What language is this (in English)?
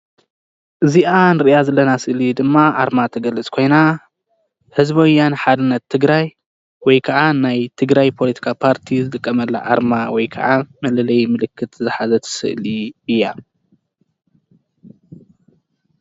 Tigrinya